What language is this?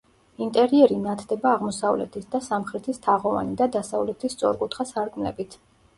Georgian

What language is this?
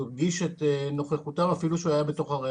Hebrew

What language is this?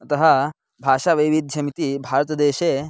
Sanskrit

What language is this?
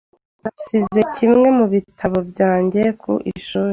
Kinyarwanda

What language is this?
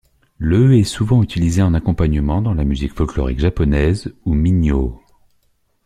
French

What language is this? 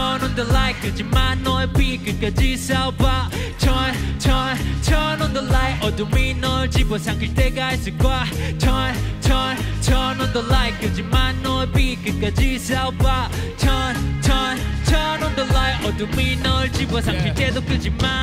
Dutch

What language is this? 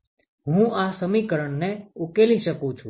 Gujarati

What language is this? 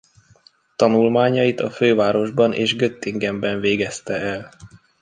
Hungarian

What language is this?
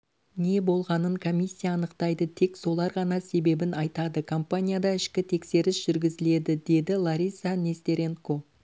Kazakh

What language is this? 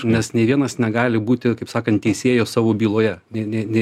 Lithuanian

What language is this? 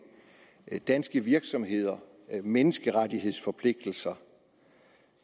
Danish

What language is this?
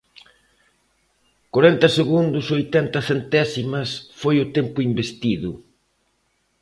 Galician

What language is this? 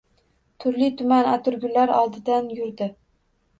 Uzbek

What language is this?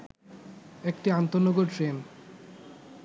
Bangla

